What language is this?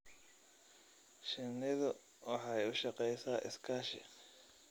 Somali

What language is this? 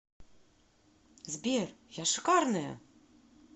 Russian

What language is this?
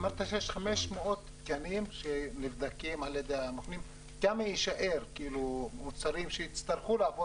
Hebrew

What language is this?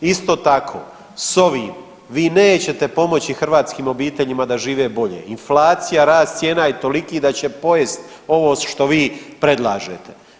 Croatian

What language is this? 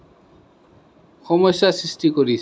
Assamese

